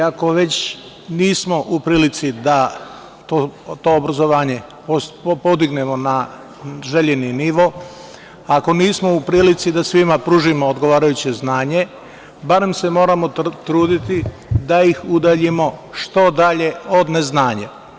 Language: Serbian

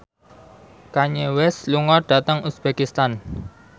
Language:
Javanese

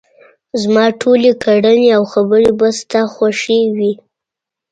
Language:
Pashto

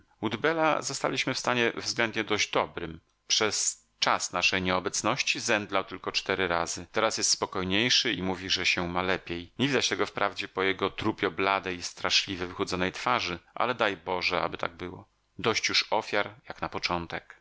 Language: Polish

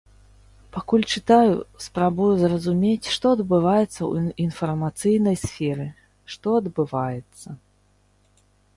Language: Belarusian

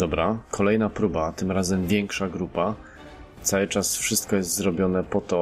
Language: Polish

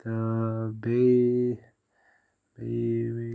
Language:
Kashmiri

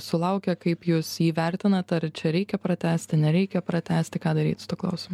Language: Lithuanian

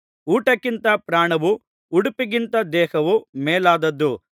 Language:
Kannada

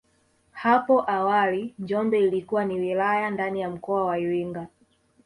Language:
Swahili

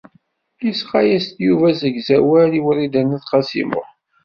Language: Kabyle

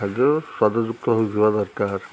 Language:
Odia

